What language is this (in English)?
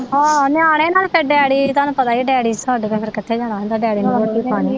Punjabi